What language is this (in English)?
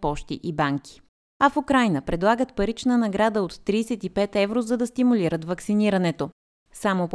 Bulgarian